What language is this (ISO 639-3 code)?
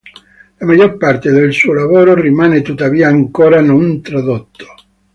ita